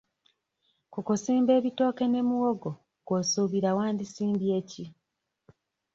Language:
Ganda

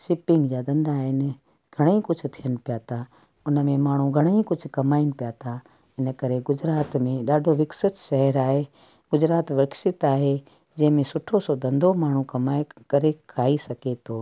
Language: Sindhi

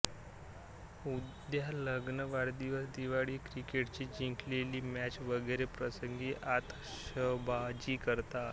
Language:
Marathi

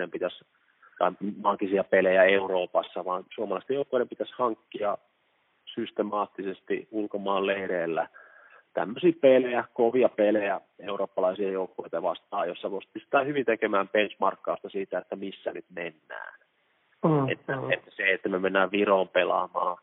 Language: Finnish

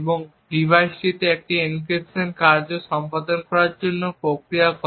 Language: Bangla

